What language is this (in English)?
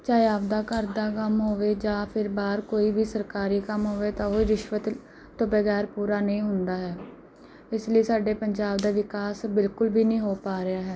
Punjabi